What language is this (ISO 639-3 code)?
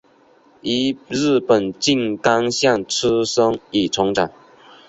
zho